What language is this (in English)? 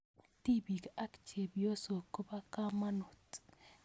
Kalenjin